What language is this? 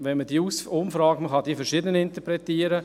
Swiss German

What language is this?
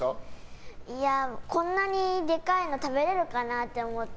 Japanese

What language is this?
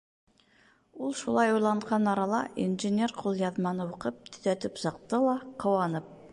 Bashkir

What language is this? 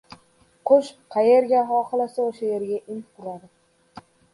Uzbek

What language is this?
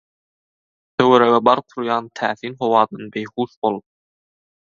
Turkmen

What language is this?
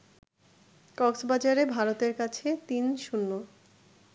Bangla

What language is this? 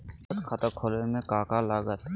Magahi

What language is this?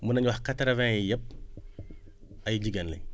Wolof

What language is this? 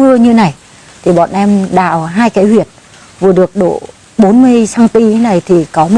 Vietnamese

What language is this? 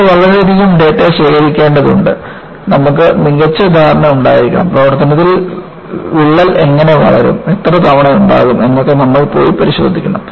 Malayalam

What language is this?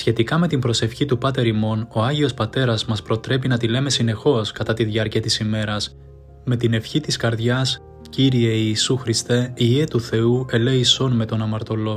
Greek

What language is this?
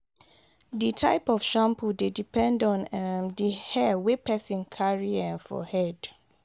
Nigerian Pidgin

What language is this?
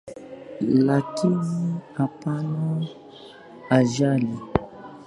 Swahili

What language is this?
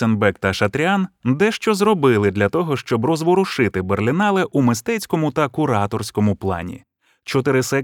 Ukrainian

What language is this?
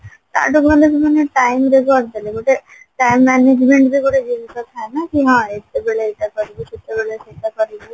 Odia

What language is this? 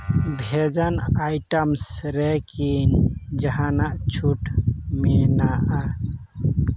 Santali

